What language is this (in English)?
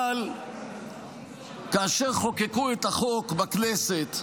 Hebrew